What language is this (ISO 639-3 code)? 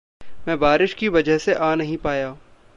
hin